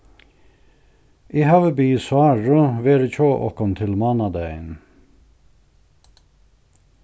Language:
Faroese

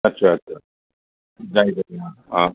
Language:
Assamese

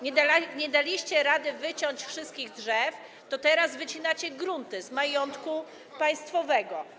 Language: Polish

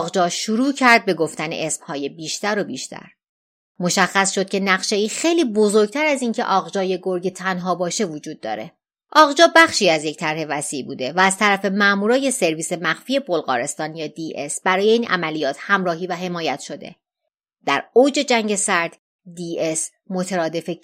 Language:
Persian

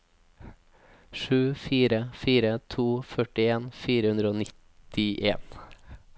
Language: Norwegian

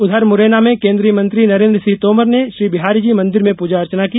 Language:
Hindi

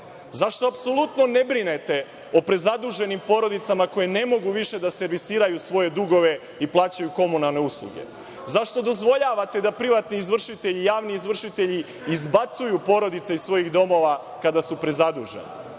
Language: Serbian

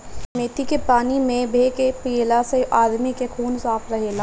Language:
Bhojpuri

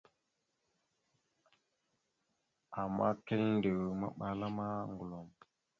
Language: Mada (Cameroon)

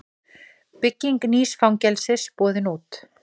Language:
Icelandic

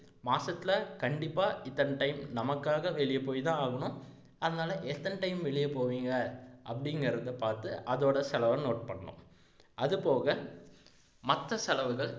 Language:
Tamil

